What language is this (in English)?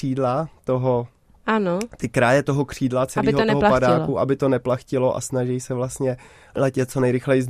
Czech